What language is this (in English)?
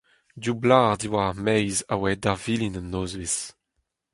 Breton